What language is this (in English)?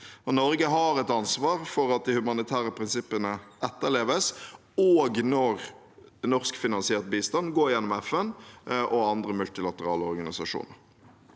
Norwegian